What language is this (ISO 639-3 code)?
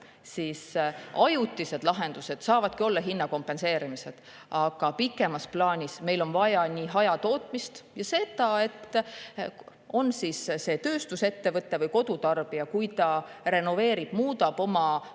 est